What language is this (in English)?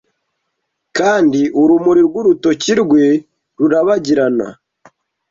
Kinyarwanda